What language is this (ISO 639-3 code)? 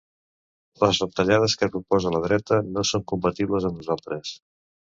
cat